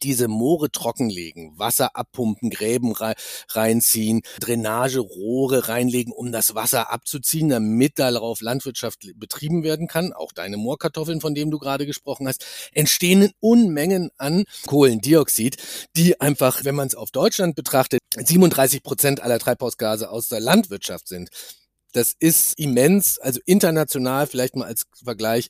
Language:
German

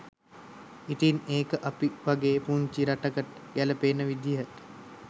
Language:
Sinhala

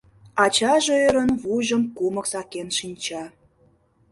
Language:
Mari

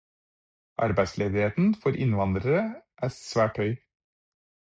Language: Norwegian Bokmål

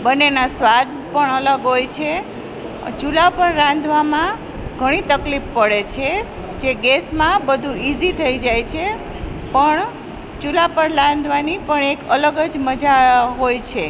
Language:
Gujarati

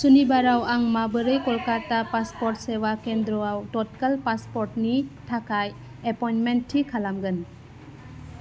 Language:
Bodo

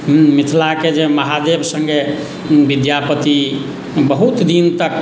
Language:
Maithili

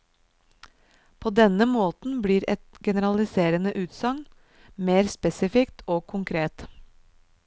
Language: Norwegian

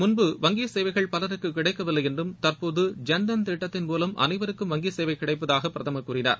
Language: Tamil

